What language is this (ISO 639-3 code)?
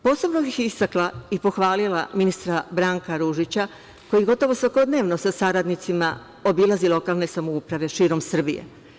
srp